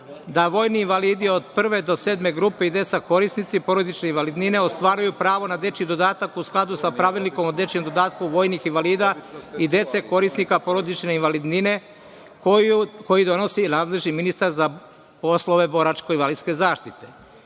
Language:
Serbian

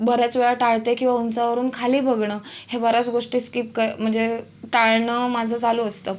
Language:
Marathi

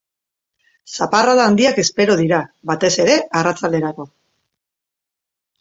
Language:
Basque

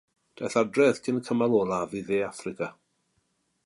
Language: Welsh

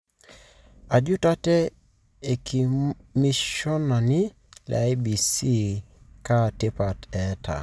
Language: Masai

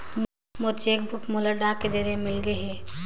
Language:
Chhattisgarhi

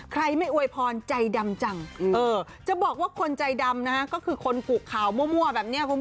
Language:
Thai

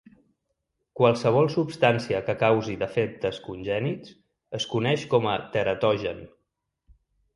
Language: Catalan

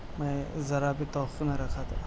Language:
Urdu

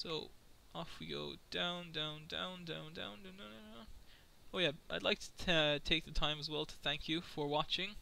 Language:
English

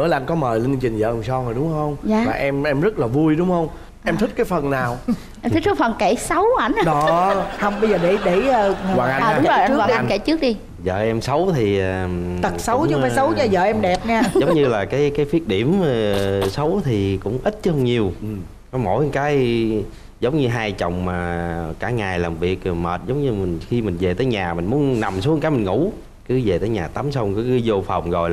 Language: Vietnamese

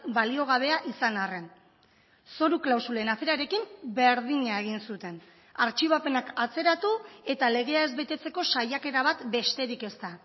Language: Basque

